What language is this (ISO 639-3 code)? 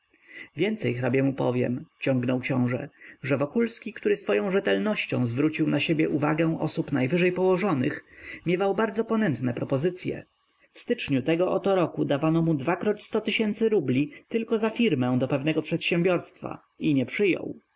pol